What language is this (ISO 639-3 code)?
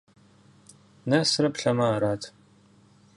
kbd